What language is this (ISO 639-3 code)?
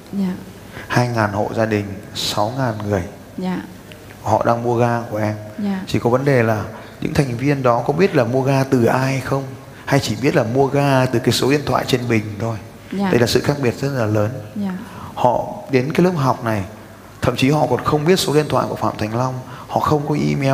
vie